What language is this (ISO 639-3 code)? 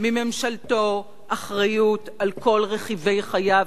heb